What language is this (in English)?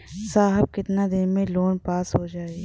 Bhojpuri